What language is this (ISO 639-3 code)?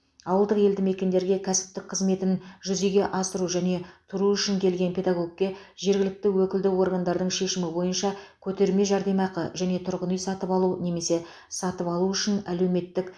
kaz